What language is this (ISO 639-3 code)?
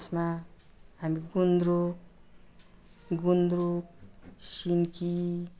nep